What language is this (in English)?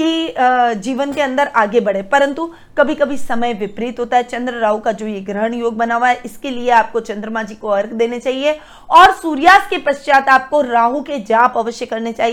Hindi